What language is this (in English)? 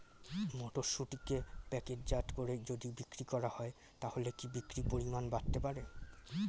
Bangla